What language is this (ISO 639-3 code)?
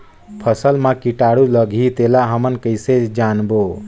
hne